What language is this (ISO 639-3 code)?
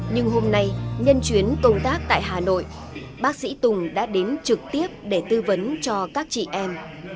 vie